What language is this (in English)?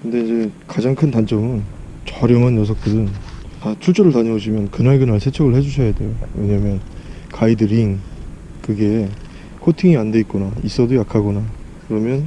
Korean